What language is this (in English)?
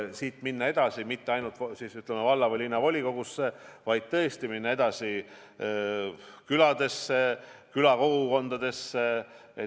Estonian